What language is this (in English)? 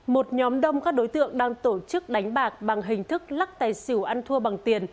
Vietnamese